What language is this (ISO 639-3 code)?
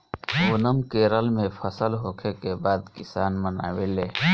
bho